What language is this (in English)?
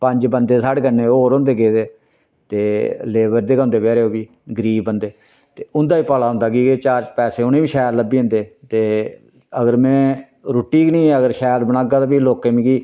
Dogri